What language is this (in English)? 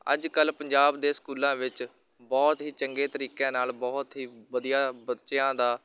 Punjabi